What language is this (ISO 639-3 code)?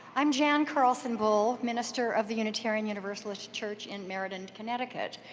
eng